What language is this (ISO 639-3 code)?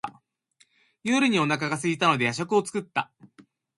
jpn